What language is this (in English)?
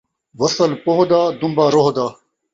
Saraiki